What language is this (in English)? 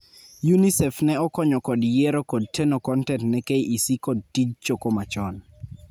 Luo (Kenya and Tanzania)